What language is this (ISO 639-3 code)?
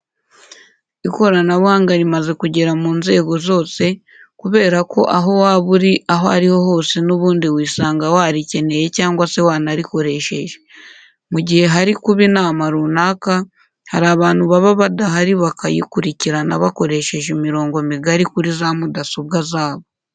kin